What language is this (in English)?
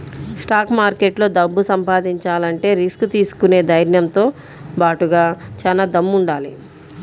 Telugu